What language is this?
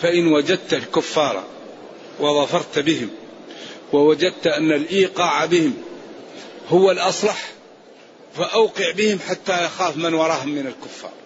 Arabic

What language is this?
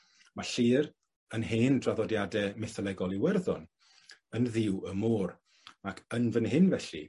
Welsh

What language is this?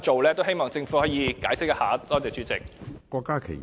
Cantonese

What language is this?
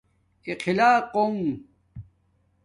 Domaaki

